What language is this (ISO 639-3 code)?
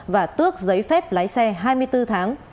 vie